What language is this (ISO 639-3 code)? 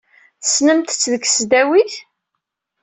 kab